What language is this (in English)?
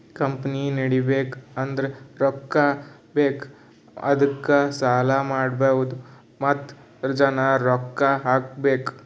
Kannada